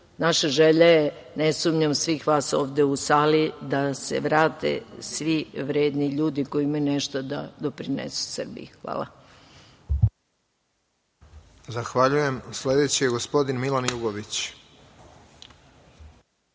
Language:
Serbian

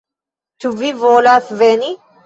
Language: Esperanto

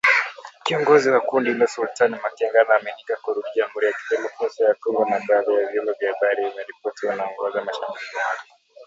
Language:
Swahili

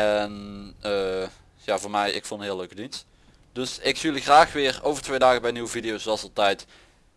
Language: Dutch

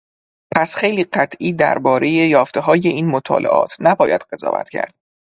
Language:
Persian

